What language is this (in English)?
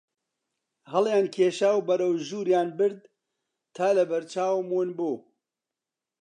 Central Kurdish